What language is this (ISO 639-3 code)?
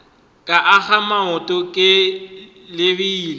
nso